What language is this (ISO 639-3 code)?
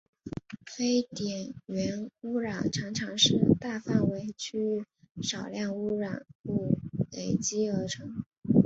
zho